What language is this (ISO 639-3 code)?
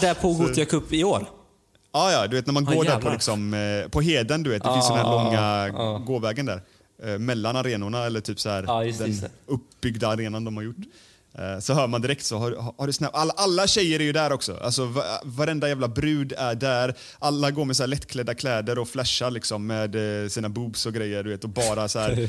swe